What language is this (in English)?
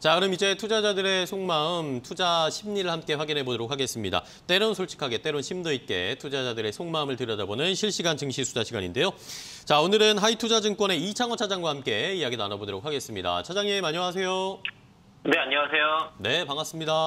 Korean